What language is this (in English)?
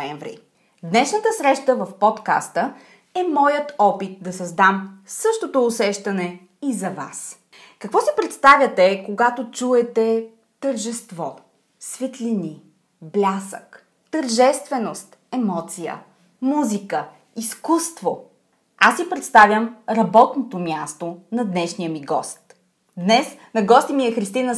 Bulgarian